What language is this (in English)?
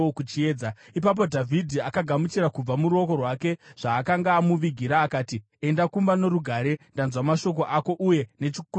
Shona